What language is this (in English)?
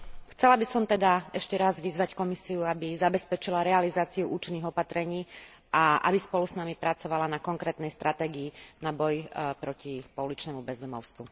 Slovak